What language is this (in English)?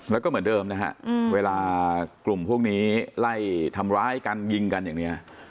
Thai